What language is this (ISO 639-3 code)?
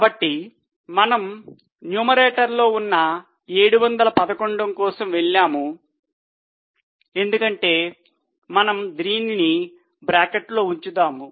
tel